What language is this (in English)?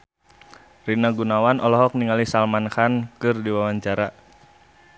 Sundanese